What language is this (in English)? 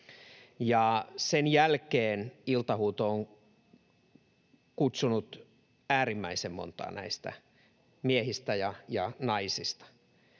Finnish